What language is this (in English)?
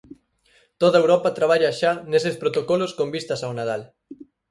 Galician